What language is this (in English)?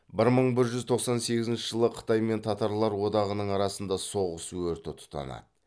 Kazakh